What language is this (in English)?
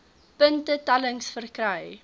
Afrikaans